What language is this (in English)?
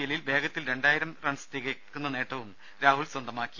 Malayalam